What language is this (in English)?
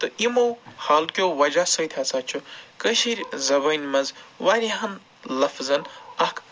Kashmiri